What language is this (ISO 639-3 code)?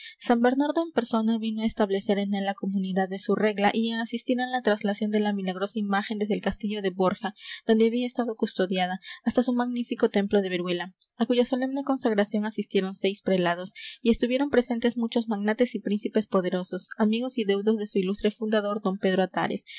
spa